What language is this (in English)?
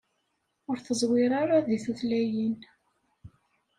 Kabyle